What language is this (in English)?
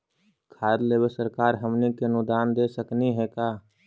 Magahi